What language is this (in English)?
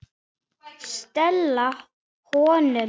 Icelandic